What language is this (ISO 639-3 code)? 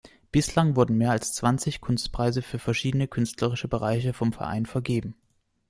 deu